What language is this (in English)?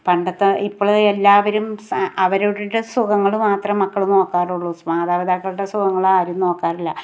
Malayalam